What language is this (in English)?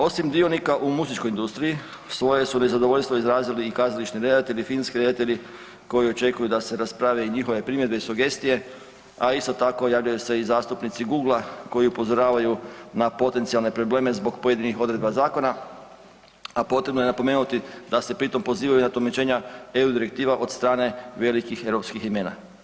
Croatian